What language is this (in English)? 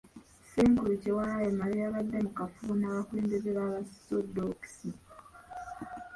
Ganda